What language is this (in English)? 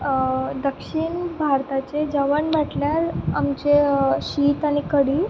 Konkani